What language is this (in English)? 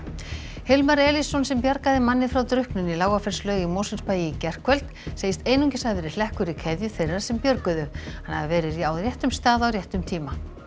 Icelandic